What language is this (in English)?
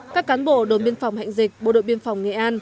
Vietnamese